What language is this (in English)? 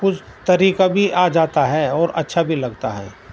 Urdu